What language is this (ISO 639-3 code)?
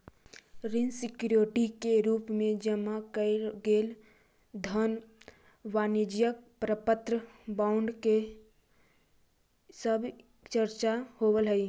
mag